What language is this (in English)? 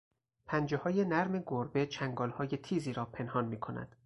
Persian